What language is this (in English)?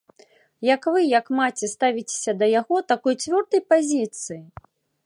Belarusian